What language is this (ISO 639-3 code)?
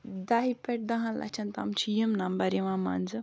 kas